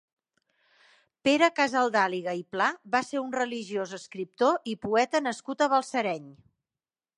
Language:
Catalan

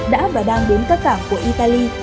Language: Vietnamese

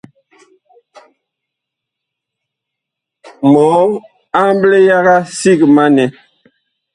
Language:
Bakoko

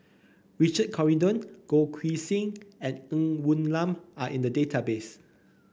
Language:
English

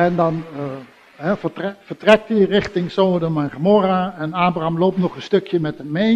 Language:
Dutch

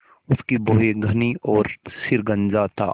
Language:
Hindi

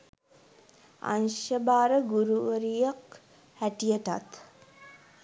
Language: Sinhala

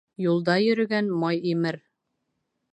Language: Bashkir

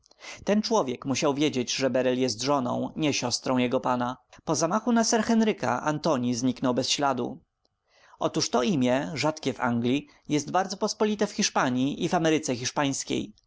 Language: Polish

